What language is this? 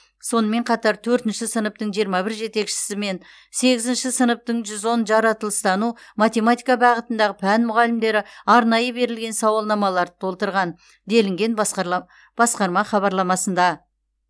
Kazakh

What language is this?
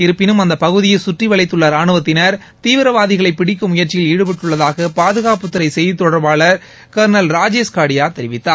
Tamil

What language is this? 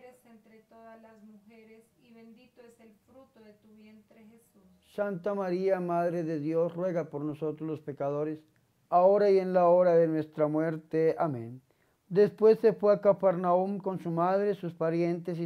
Spanish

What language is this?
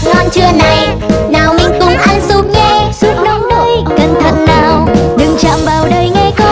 Vietnamese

